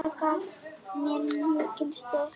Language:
Icelandic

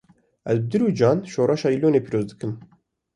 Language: Kurdish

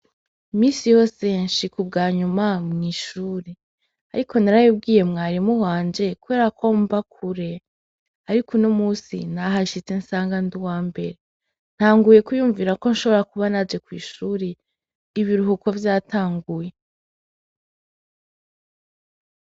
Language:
Rundi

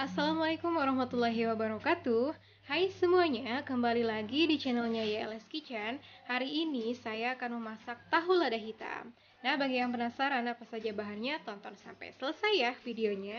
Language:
Indonesian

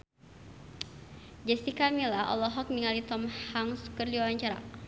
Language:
Sundanese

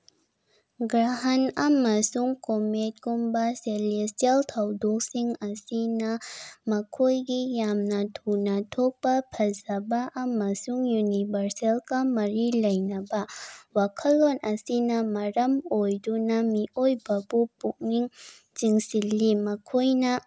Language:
Manipuri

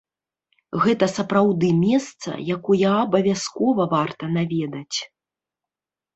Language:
Belarusian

